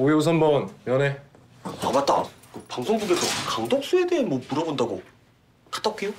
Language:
Korean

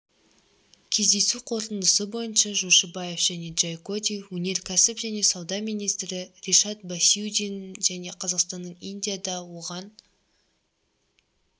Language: Kazakh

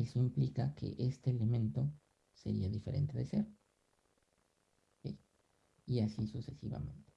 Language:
Spanish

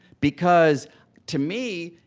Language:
English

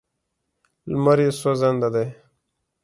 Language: Pashto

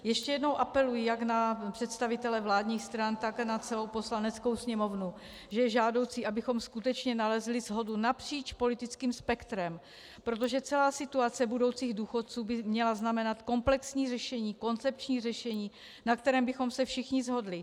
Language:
Czech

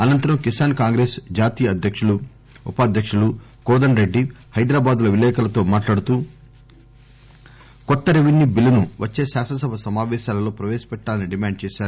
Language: Telugu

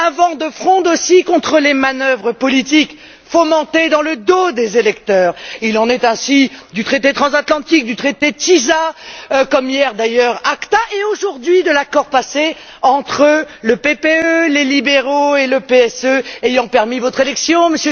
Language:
French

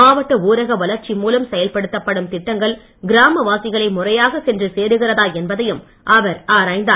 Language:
Tamil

